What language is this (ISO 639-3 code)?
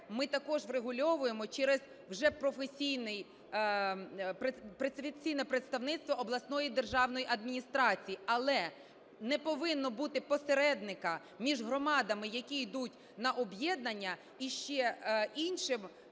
ukr